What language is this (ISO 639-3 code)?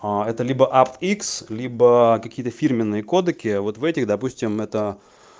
rus